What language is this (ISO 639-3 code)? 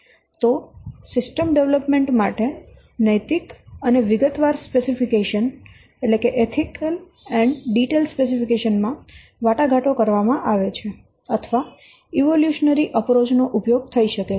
guj